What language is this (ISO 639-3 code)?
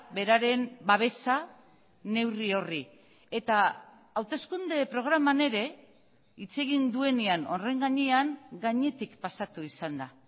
eus